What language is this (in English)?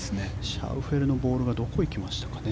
Japanese